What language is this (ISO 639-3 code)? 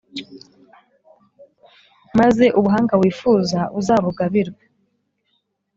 kin